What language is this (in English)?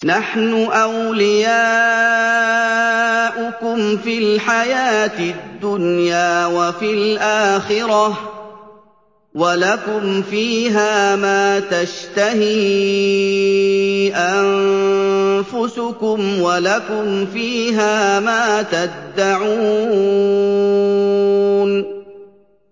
Arabic